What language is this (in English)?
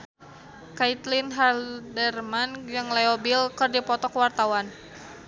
Sundanese